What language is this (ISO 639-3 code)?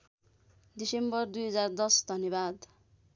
nep